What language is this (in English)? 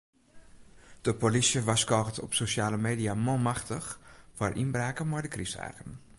Western Frisian